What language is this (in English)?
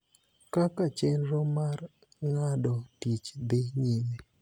Luo (Kenya and Tanzania)